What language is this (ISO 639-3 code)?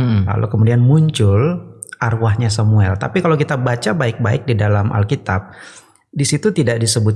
ind